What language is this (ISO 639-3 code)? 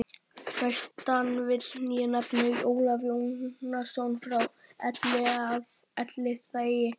isl